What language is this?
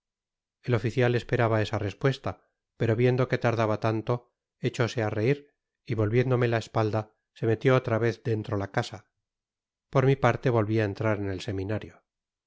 Spanish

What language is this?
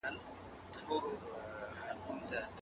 Pashto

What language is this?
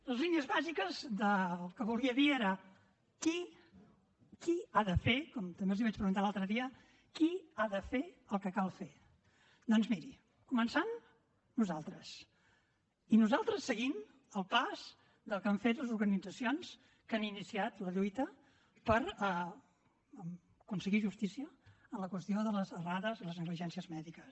Catalan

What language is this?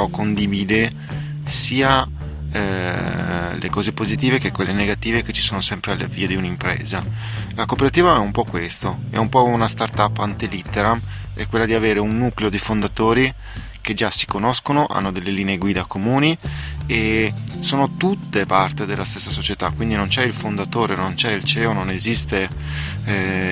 Italian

